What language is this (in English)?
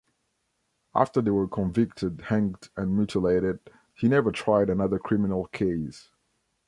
English